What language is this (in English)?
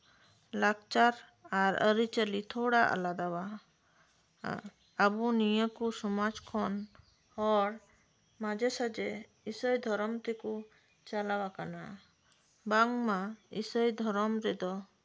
Santali